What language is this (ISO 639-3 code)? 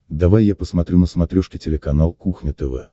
rus